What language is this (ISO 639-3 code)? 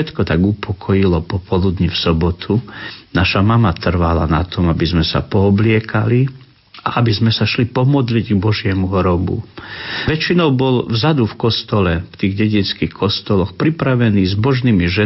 slk